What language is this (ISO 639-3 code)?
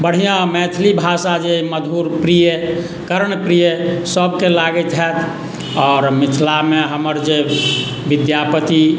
mai